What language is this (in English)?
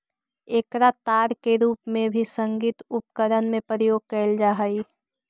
Magahi